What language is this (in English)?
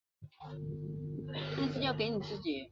Chinese